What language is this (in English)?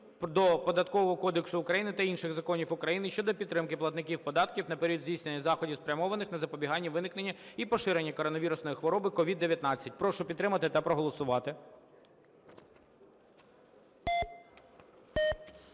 Ukrainian